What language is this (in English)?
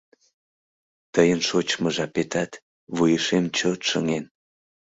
Mari